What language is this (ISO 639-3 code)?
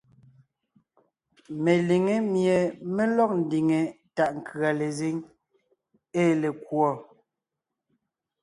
nnh